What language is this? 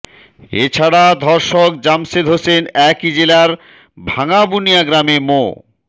Bangla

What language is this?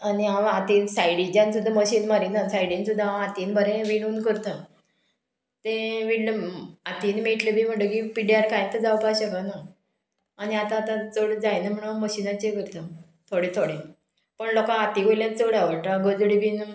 Konkani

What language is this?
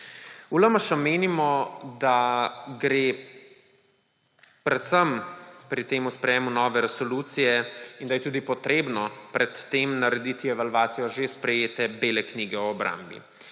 Slovenian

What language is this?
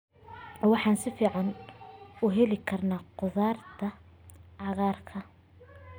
Somali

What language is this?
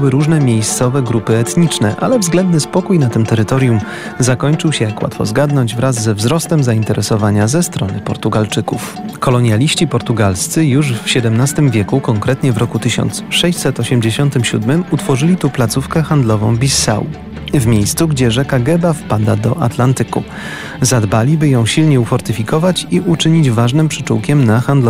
Polish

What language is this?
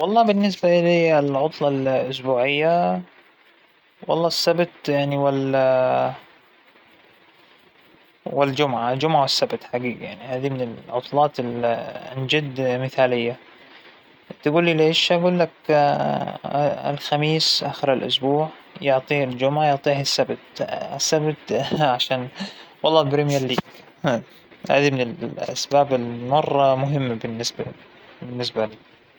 Hijazi Arabic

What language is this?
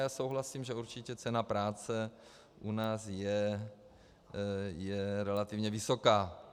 Czech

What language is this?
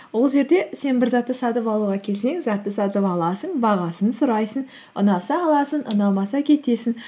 Kazakh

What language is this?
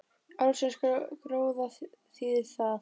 Icelandic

